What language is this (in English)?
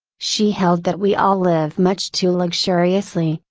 English